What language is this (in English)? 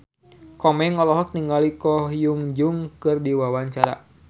Sundanese